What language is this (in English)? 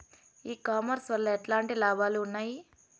Telugu